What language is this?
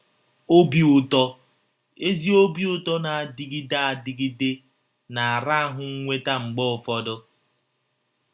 Igbo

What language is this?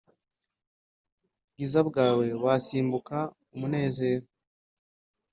Kinyarwanda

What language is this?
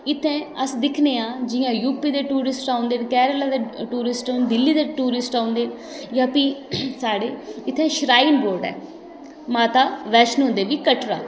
Dogri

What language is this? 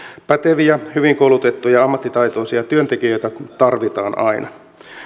Finnish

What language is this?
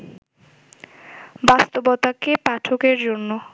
Bangla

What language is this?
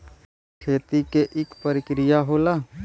Bhojpuri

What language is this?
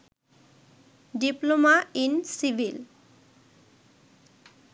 Bangla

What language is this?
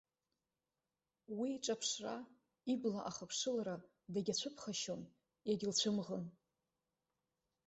Abkhazian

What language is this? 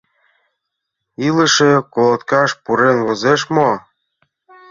Mari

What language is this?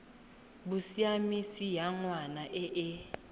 Tswana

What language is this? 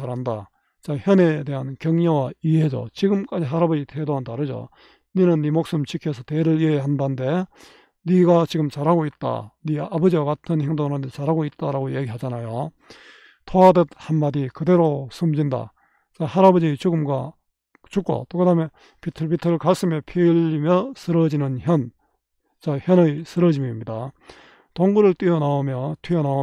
Korean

